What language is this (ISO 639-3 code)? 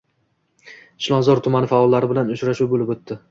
uzb